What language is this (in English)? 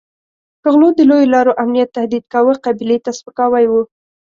Pashto